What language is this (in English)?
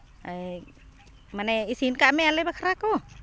Santali